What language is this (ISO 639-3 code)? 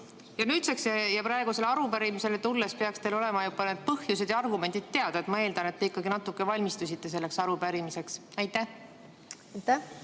est